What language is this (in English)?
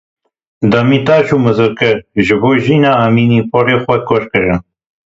Kurdish